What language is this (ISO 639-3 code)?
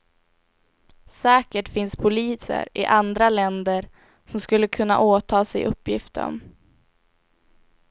swe